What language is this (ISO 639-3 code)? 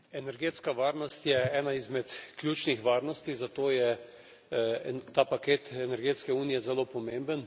slv